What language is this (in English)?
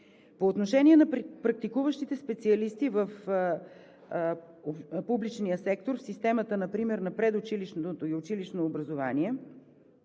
Bulgarian